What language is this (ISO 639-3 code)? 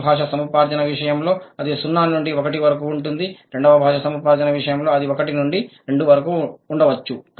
tel